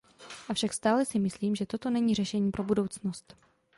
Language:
Czech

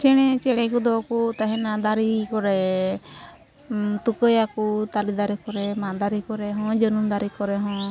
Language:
Santali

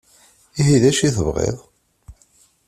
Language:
Kabyle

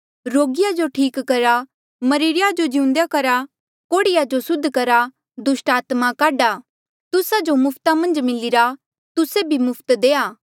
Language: Mandeali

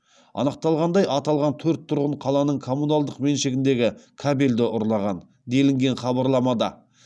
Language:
Kazakh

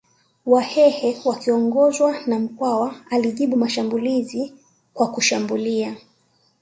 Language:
Swahili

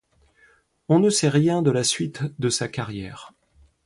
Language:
French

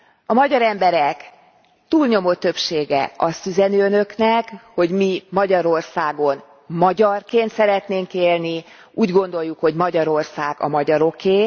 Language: Hungarian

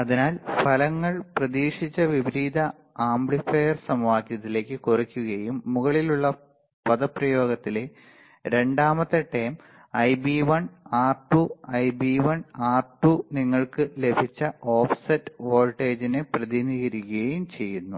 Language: Malayalam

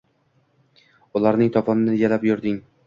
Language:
Uzbek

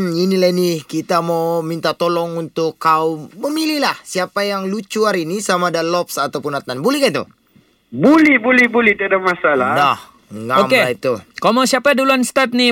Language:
Malay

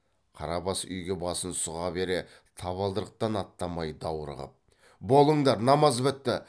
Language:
Kazakh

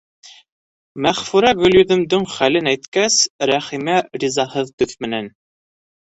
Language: Bashkir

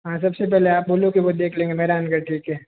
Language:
Hindi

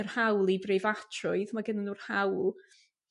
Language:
Welsh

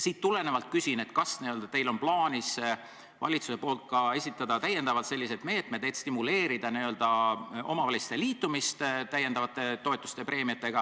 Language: Estonian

